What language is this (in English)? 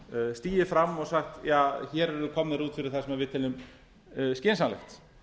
Icelandic